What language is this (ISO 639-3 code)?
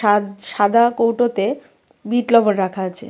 ben